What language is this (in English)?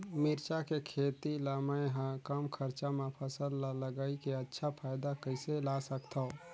Chhattisgarhi